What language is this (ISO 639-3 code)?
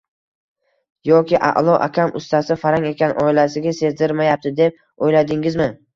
uzb